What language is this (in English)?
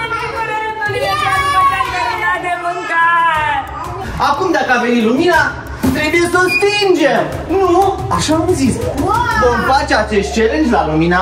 Romanian